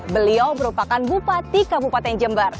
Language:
Indonesian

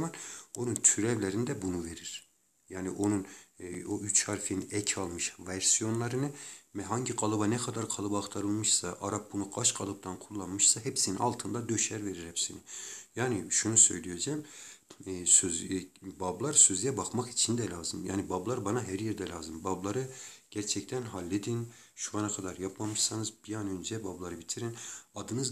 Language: Turkish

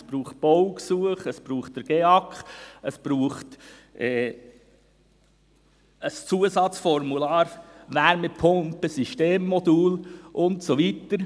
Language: Swiss German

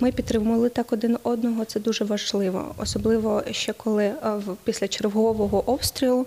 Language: Ukrainian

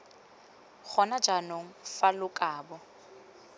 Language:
Tswana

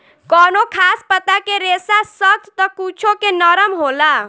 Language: Bhojpuri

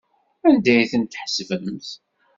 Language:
Kabyle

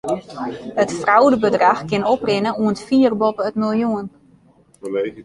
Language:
Western Frisian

